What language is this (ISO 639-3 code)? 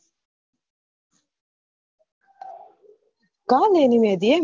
guj